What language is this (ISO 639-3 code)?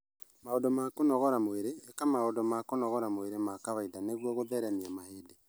kik